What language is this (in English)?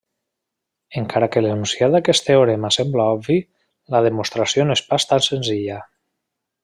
Catalan